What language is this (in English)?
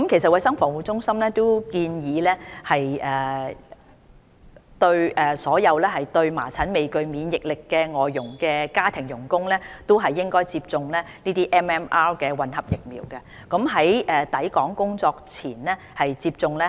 Cantonese